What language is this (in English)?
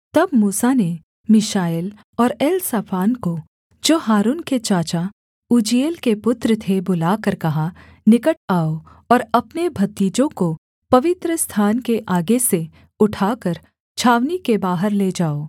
Hindi